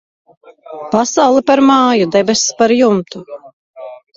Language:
Latvian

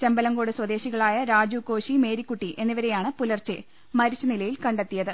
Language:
Malayalam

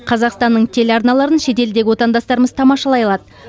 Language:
Kazakh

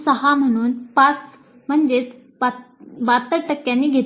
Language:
Marathi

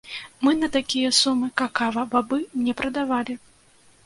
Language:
Belarusian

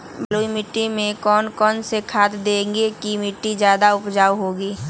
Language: Magahi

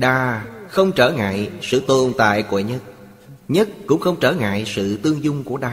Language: Vietnamese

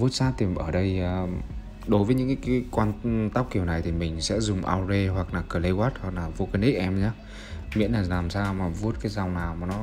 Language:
Vietnamese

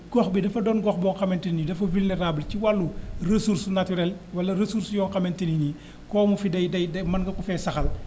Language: Wolof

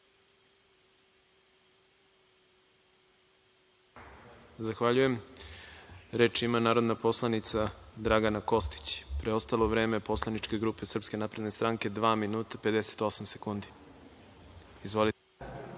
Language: Serbian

